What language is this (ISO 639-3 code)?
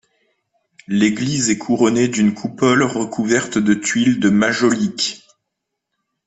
fra